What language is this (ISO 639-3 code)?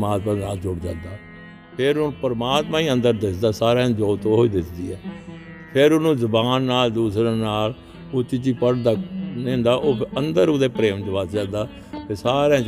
pan